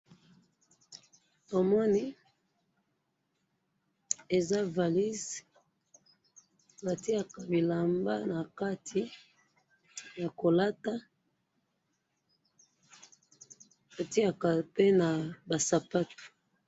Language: Lingala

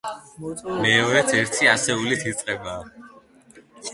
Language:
Georgian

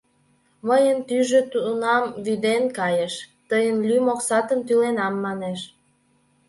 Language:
Mari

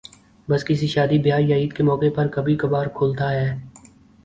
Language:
Urdu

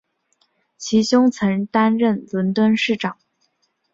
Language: Chinese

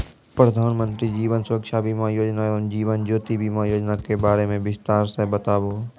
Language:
Maithili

